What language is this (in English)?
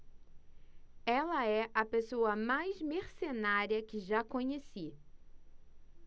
Portuguese